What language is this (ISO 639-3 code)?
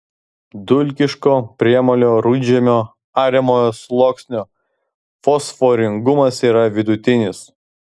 lit